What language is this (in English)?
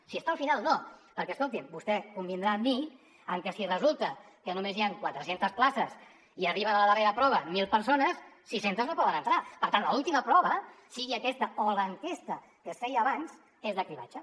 Catalan